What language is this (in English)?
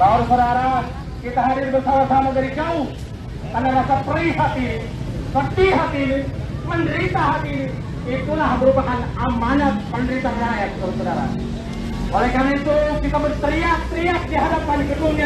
Indonesian